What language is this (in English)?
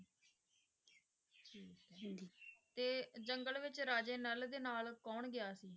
Punjabi